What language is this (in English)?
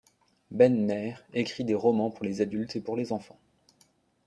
French